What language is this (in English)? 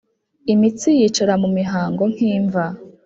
Kinyarwanda